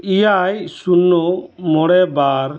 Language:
Santali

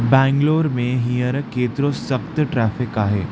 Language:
Sindhi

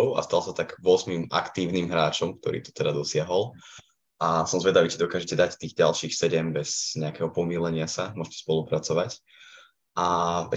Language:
Slovak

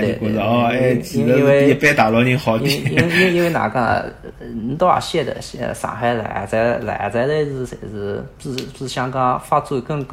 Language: Chinese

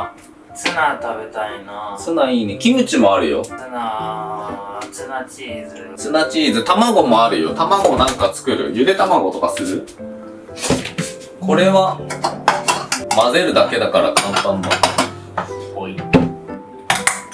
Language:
Japanese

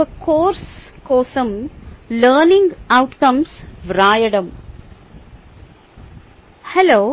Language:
Telugu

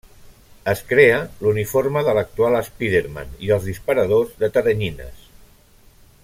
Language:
Catalan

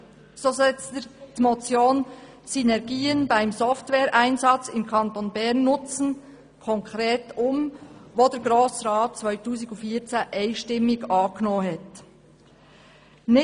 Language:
Swiss German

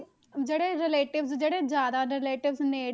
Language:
Punjabi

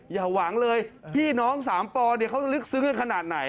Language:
Thai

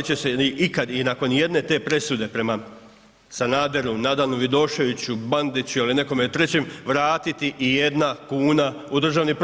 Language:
Croatian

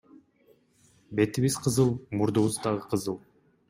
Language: Kyrgyz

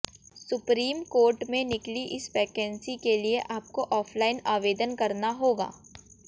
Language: Hindi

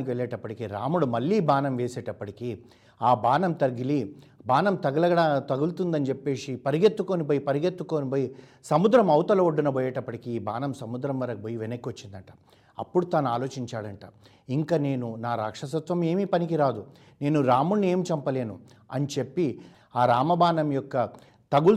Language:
Telugu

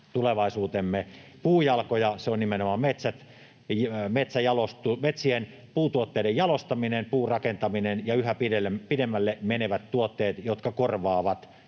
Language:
Finnish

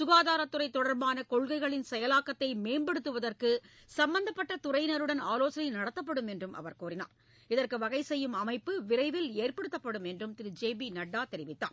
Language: Tamil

